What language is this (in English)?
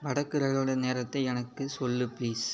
Tamil